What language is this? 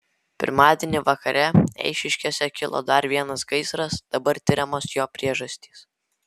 Lithuanian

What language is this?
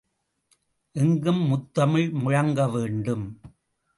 Tamil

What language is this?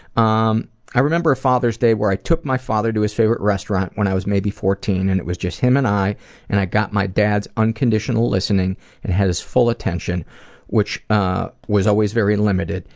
English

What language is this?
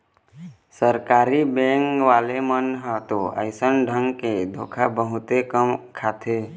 Chhattisgarhi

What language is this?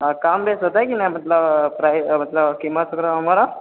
Maithili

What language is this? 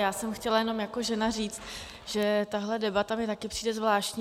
Czech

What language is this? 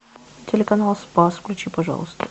Russian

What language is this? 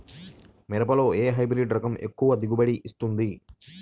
Telugu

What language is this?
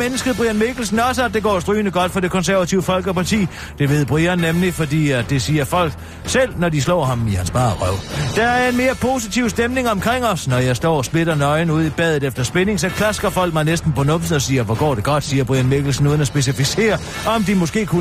Danish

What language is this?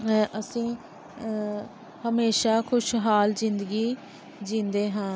Punjabi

